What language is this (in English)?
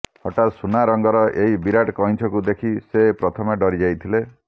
Odia